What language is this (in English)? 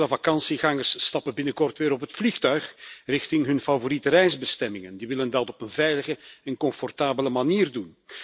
Dutch